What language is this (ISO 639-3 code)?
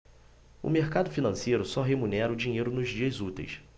por